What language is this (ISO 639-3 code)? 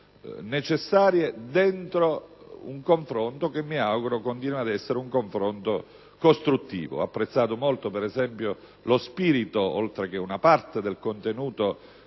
ita